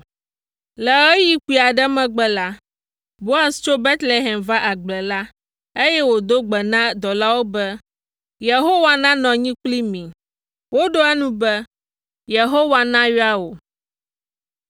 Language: Ewe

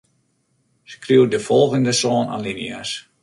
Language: Western Frisian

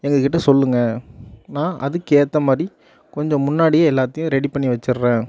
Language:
Tamil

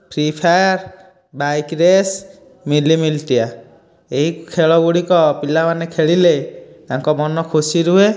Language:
Odia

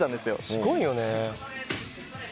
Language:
Japanese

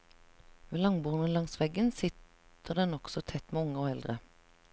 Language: Norwegian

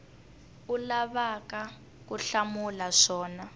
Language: Tsonga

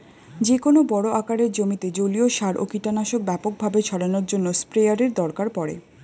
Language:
Bangla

